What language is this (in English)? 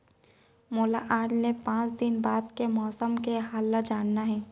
Chhattisgarhi